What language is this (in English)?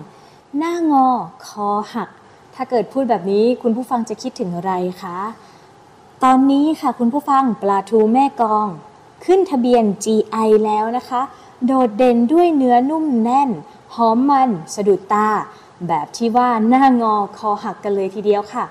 Thai